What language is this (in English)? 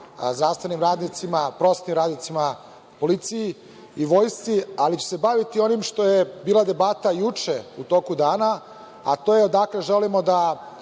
Serbian